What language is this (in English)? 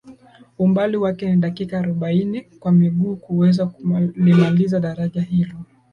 Swahili